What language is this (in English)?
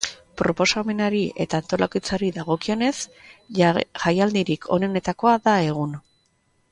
Basque